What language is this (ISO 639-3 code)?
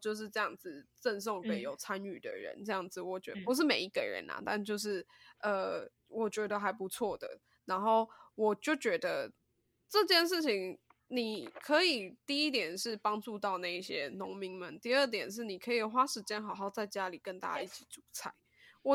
zho